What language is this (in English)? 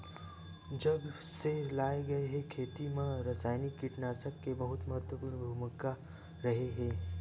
Chhattisgarhi